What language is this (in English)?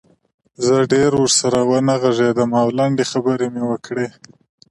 Pashto